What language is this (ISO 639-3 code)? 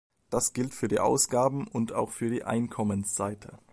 deu